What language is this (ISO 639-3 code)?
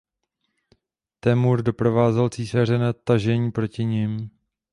ces